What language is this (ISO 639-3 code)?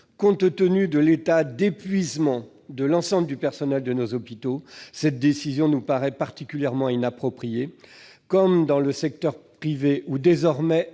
fra